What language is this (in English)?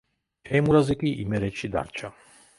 Georgian